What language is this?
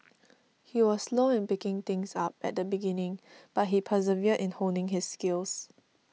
English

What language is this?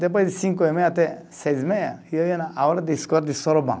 Portuguese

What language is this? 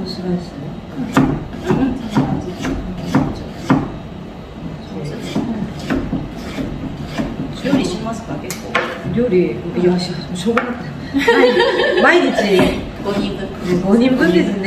Japanese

